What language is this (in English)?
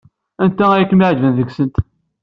Kabyle